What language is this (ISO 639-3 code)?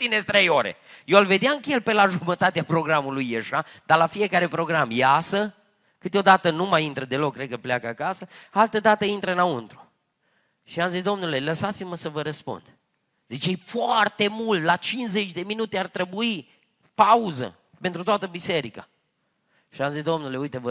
ron